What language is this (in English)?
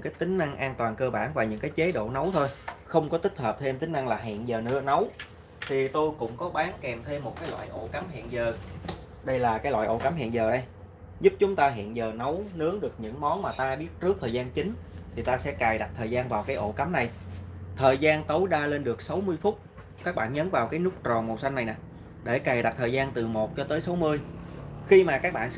Vietnamese